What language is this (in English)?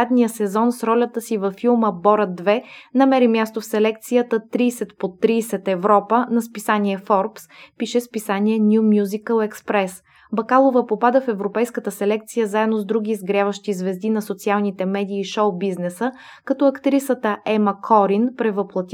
Bulgarian